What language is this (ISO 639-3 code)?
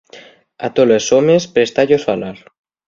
ast